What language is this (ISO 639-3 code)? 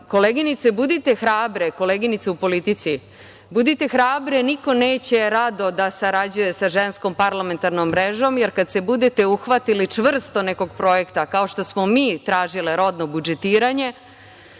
srp